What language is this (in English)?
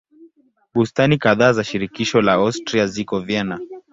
Swahili